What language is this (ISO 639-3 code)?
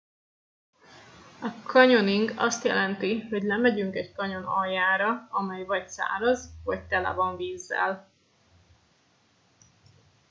hun